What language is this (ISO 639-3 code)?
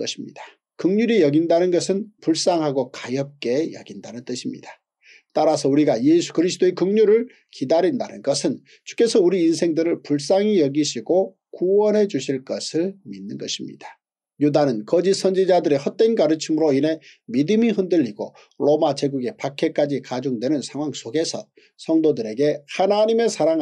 kor